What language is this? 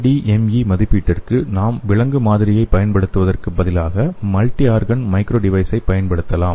Tamil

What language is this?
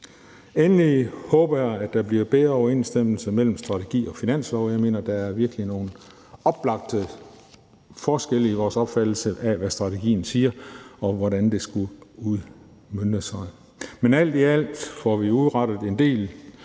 Danish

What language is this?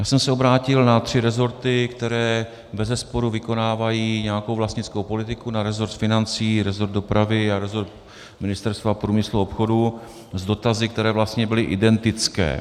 Czech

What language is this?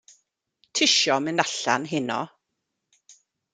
Welsh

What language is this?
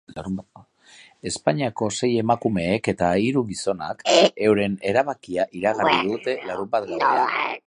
Basque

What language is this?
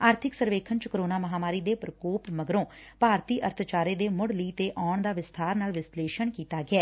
Punjabi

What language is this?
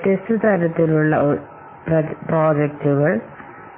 Malayalam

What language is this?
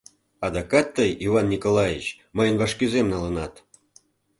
Mari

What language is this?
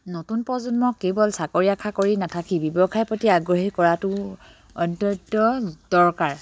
Assamese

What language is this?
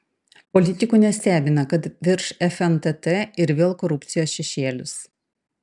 Lithuanian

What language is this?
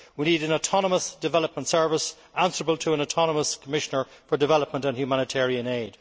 English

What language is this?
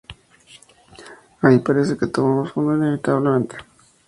Spanish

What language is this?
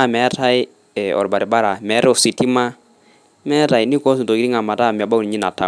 Masai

